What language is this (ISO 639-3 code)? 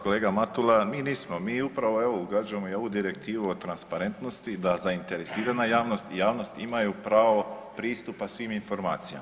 hrv